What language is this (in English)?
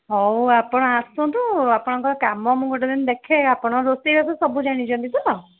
Odia